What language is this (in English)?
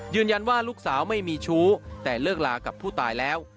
Thai